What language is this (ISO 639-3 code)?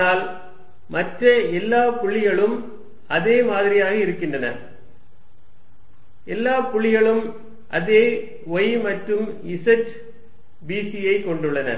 tam